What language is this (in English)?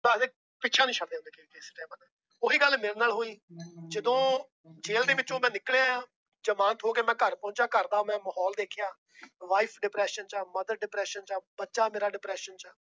Punjabi